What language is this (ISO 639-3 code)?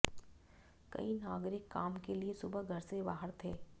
hin